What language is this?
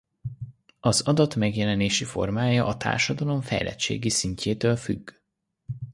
Hungarian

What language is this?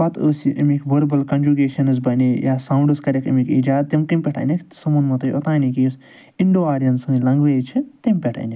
Kashmiri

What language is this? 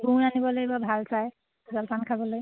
Assamese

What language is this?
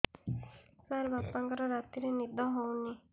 Odia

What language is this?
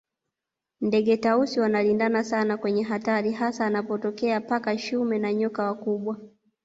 Swahili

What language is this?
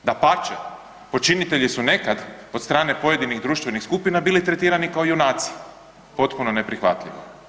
Croatian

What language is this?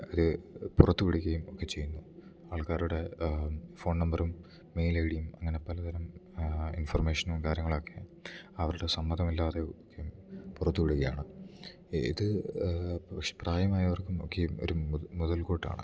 Malayalam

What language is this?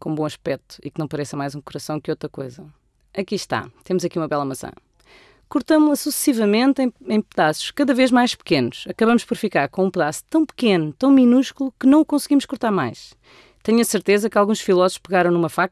Portuguese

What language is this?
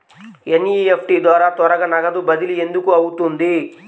Telugu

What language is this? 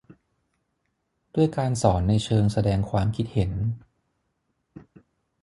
Thai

